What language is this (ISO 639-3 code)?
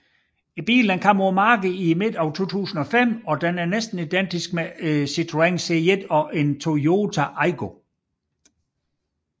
dan